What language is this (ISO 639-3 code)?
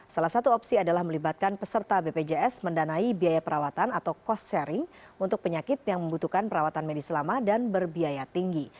ind